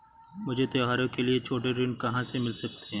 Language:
Hindi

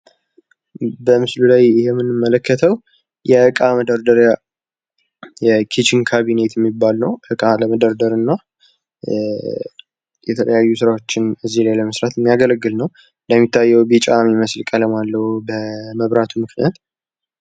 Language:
Amharic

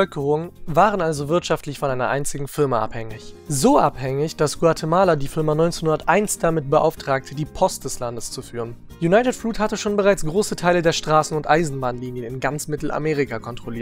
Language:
German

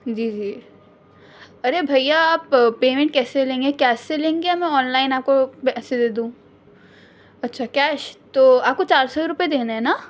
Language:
Urdu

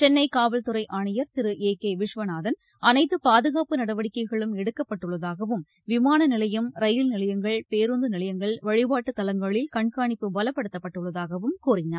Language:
Tamil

